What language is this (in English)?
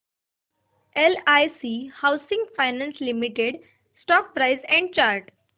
Marathi